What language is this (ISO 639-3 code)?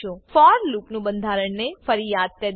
guj